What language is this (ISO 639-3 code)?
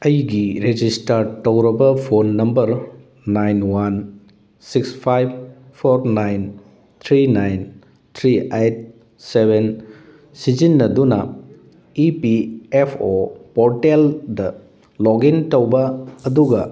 mni